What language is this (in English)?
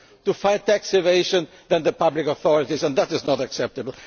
English